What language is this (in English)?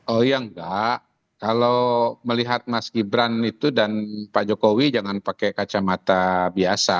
Indonesian